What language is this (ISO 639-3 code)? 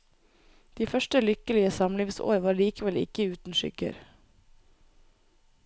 nor